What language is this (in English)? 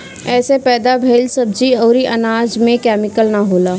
Bhojpuri